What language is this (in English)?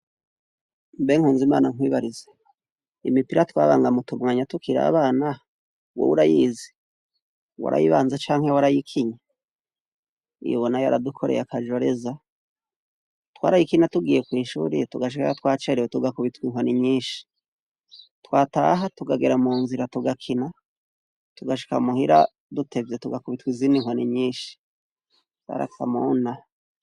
Rundi